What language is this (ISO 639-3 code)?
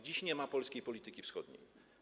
pol